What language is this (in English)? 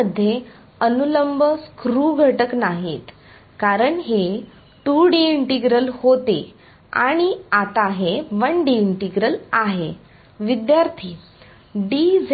Marathi